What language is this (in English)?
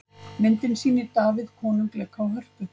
Icelandic